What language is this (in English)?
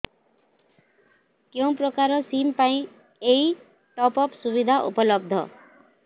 Odia